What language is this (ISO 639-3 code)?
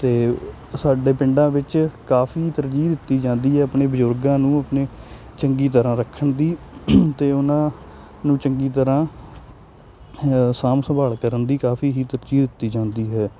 pan